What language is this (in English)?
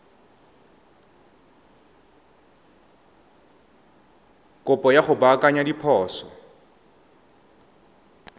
Tswana